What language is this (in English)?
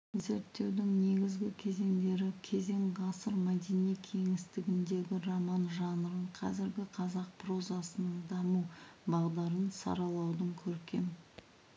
Kazakh